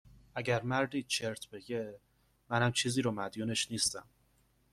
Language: Persian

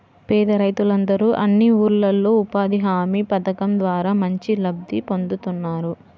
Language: Telugu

